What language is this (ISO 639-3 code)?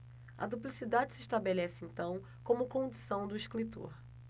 por